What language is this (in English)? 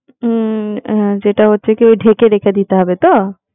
Bangla